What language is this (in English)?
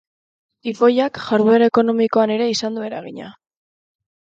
Basque